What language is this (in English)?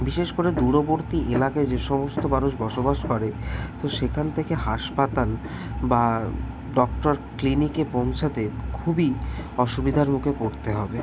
Bangla